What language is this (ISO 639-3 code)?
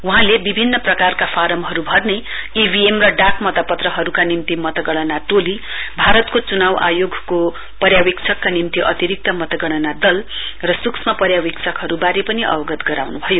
nep